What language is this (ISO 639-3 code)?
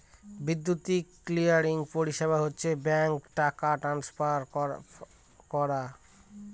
ben